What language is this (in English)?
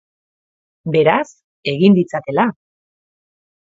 Basque